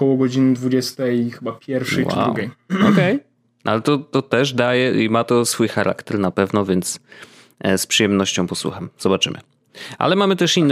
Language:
Polish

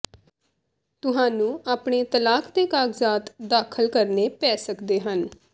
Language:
Punjabi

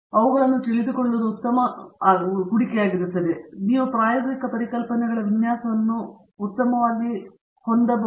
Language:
Kannada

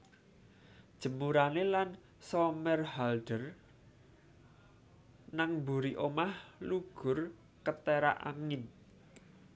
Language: Javanese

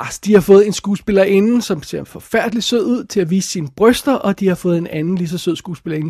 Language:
Danish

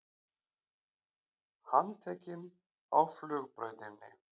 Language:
Icelandic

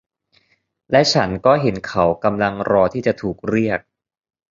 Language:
Thai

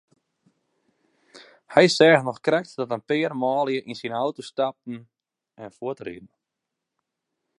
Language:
Western Frisian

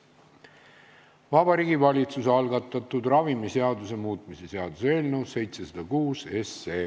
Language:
Estonian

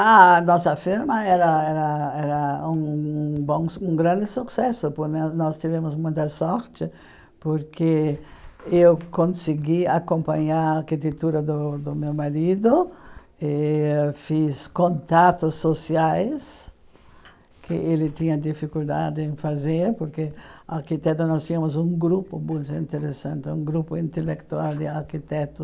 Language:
Portuguese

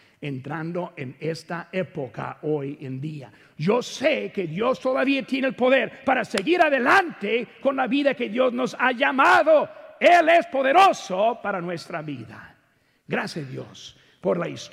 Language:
Spanish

